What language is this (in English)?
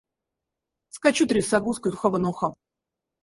Russian